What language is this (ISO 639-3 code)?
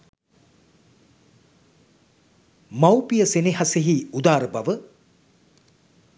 sin